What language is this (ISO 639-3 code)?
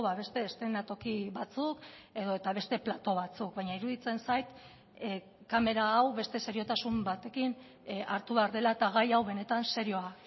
eus